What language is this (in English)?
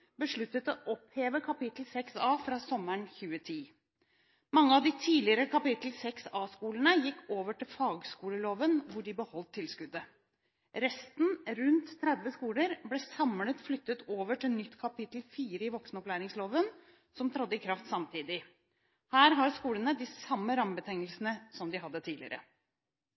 Norwegian Bokmål